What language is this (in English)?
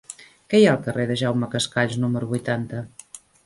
Catalan